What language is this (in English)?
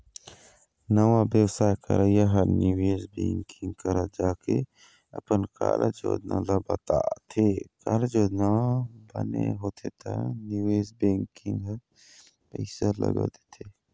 Chhattisgarhi